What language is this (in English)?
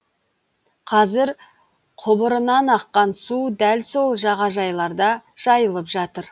Kazakh